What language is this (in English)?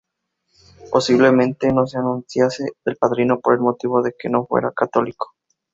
Spanish